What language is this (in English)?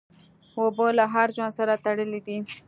Pashto